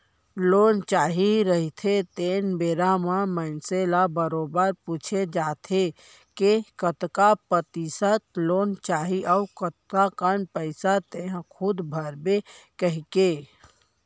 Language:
Chhattisgarhi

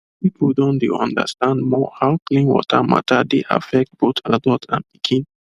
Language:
Nigerian Pidgin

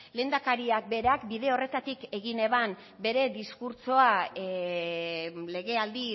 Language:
Basque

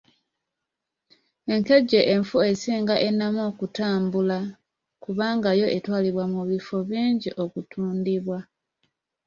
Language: Ganda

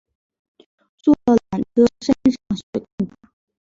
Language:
Chinese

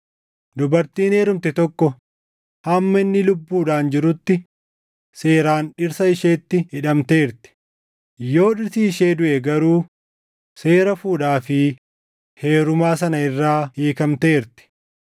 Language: Oromo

